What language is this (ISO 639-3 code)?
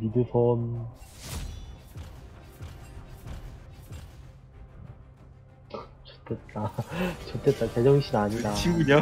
kor